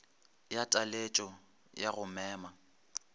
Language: Northern Sotho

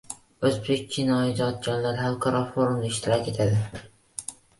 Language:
Uzbek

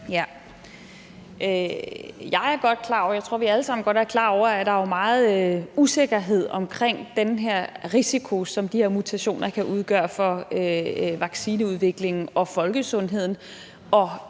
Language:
Danish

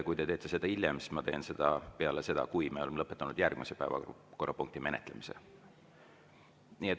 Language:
Estonian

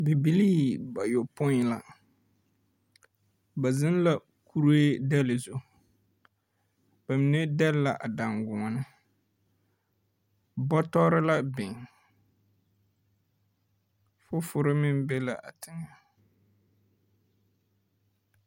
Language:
Southern Dagaare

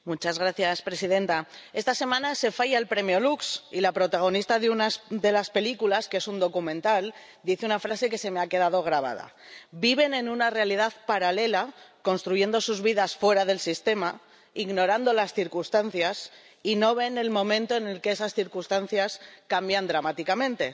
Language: Spanish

